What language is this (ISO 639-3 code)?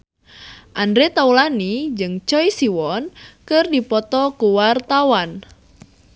sun